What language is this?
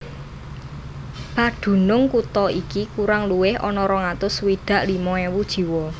Javanese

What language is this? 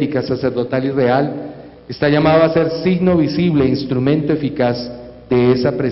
Spanish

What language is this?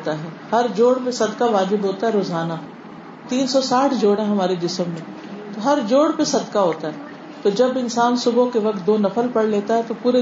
Urdu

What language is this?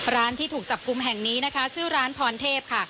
Thai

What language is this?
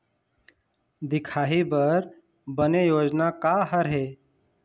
Chhattisgarhi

